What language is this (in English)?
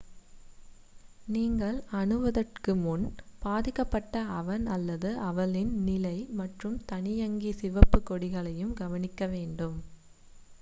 Tamil